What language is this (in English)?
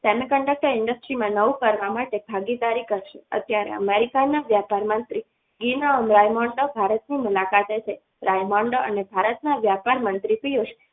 Gujarati